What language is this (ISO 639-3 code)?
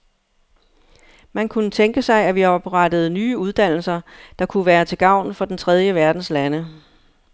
dan